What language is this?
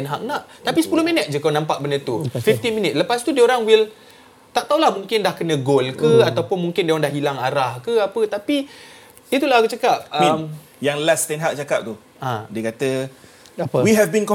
Malay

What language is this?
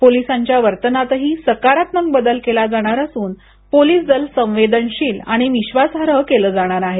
Marathi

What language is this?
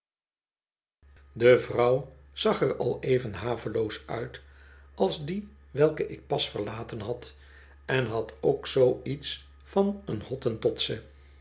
Dutch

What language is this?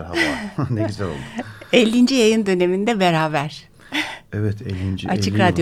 Turkish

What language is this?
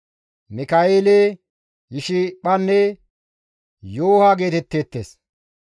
Gamo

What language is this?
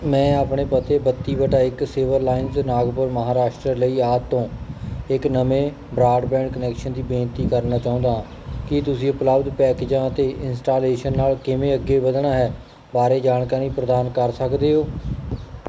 Punjabi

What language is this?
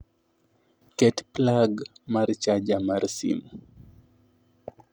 Luo (Kenya and Tanzania)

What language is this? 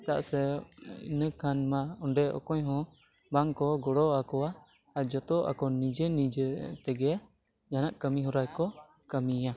Santali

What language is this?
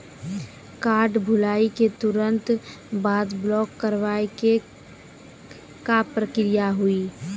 Maithili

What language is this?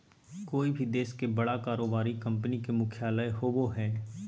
Magahi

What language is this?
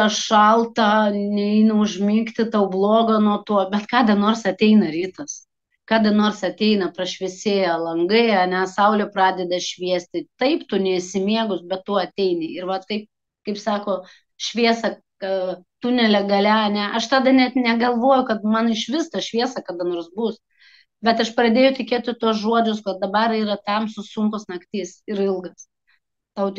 Lithuanian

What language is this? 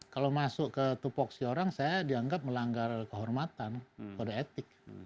Indonesian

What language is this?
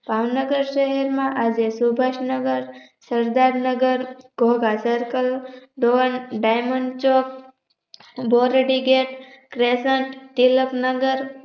Gujarati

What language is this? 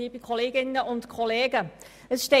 Swiss German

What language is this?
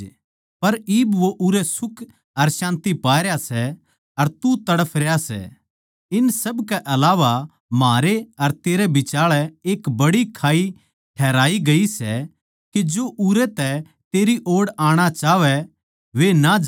Haryanvi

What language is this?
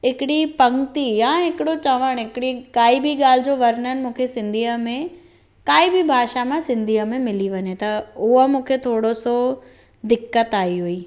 Sindhi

